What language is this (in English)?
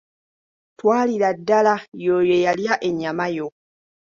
Ganda